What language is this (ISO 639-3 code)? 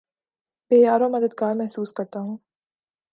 urd